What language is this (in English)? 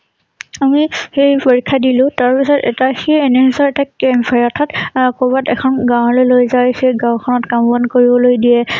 Assamese